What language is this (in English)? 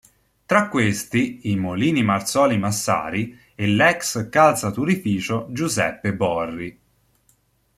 Italian